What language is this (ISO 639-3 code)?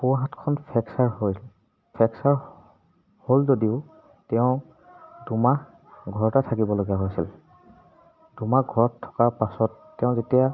asm